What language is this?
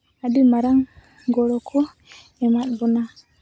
Santali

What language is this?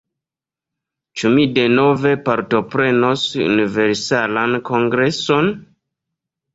Esperanto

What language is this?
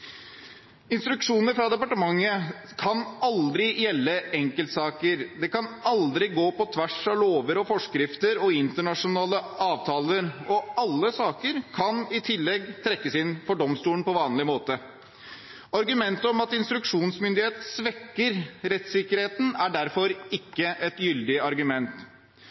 Norwegian Bokmål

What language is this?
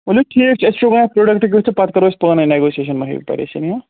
Kashmiri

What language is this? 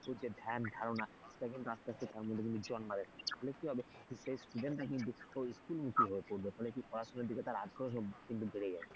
Bangla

